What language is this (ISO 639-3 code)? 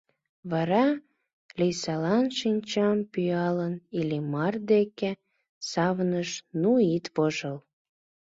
chm